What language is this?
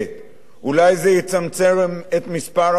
Hebrew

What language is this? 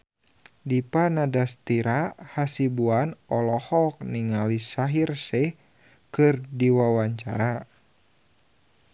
Sundanese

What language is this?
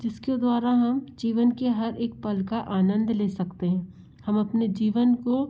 Hindi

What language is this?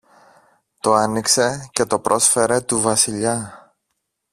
Greek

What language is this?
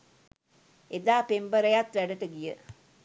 Sinhala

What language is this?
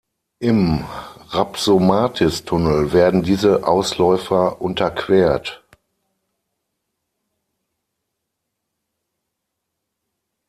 German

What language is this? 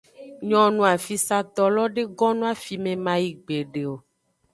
Aja (Benin)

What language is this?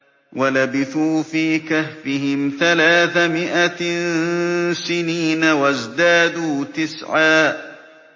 Arabic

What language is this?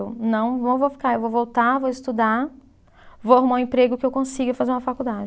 Portuguese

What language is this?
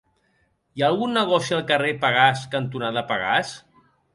Catalan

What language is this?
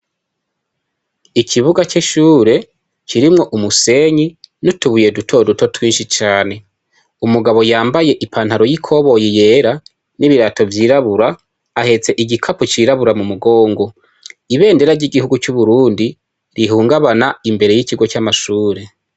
Rundi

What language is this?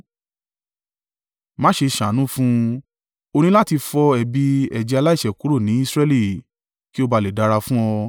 Yoruba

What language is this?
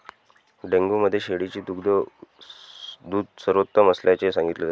Marathi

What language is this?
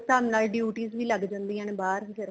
Punjabi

